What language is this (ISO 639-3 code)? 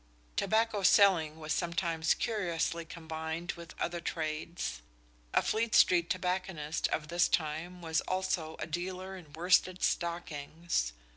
eng